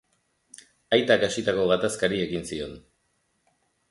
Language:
Basque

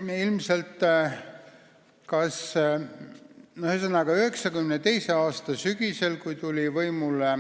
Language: Estonian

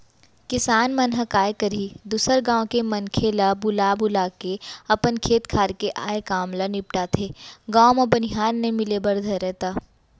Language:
Chhattisgarhi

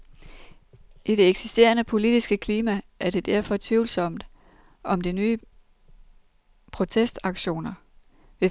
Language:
Danish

